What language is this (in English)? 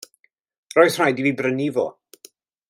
Welsh